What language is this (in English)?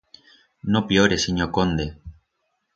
Aragonese